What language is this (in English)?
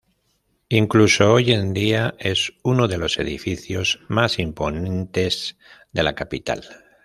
Spanish